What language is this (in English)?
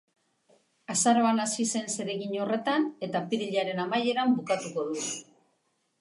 Basque